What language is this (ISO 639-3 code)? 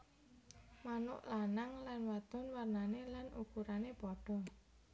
jav